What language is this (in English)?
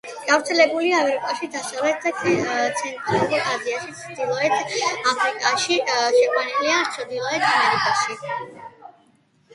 Georgian